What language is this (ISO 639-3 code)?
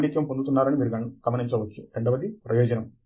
tel